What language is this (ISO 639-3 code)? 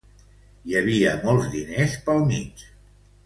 cat